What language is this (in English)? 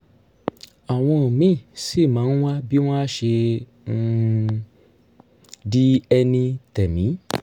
Yoruba